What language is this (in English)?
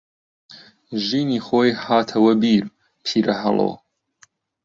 Central Kurdish